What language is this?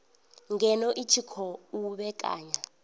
Venda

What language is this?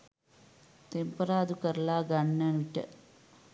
Sinhala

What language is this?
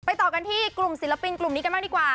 Thai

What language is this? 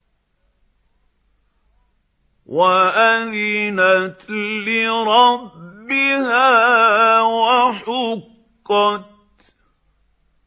Arabic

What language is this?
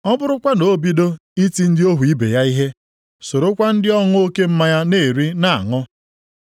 Igbo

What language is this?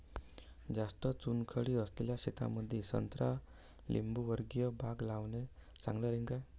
Marathi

